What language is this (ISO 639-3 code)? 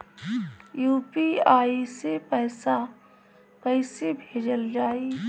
bho